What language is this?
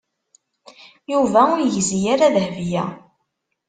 Kabyle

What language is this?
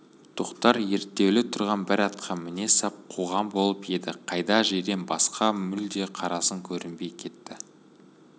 Kazakh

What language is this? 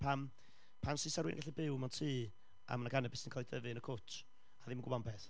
Welsh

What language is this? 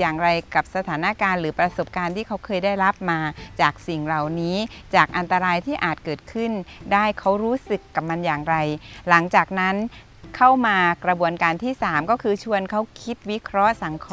Thai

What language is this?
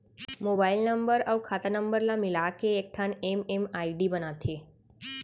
Chhattisgarhi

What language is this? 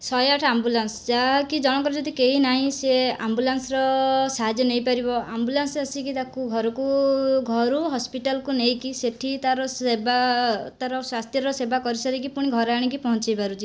Odia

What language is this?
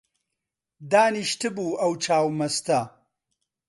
Central Kurdish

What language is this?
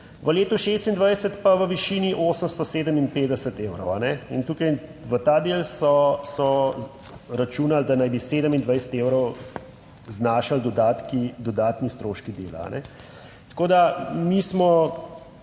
Slovenian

